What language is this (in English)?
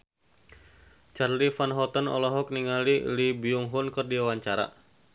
Sundanese